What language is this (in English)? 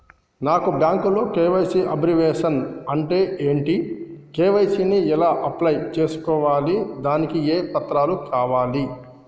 Telugu